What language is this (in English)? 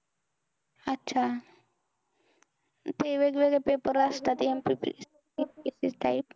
Marathi